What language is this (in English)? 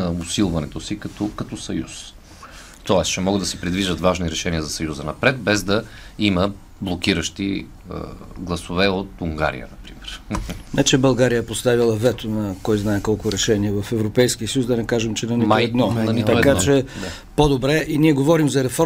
Bulgarian